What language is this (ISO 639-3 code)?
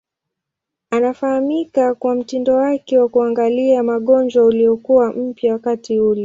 swa